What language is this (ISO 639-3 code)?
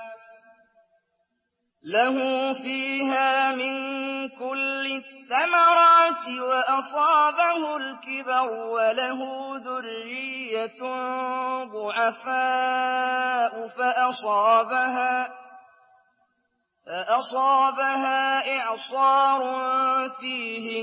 ara